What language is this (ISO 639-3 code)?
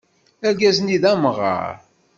kab